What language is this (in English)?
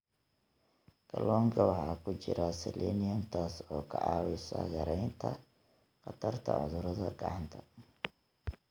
Somali